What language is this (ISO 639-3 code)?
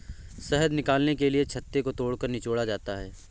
hin